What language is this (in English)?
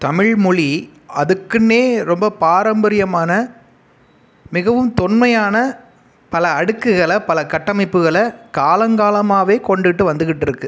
Tamil